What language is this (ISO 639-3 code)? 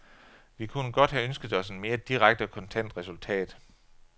dan